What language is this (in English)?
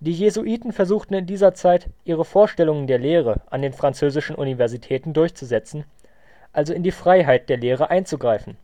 German